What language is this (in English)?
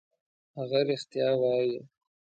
Pashto